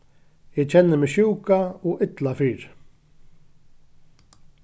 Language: Faroese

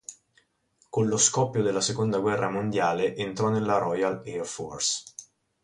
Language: Italian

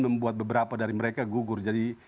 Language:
Indonesian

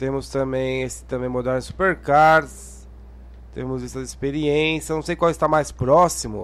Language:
Portuguese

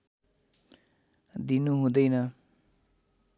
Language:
Nepali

